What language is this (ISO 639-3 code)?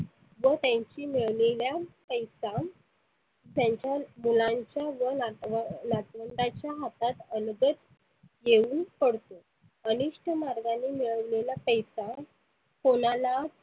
mar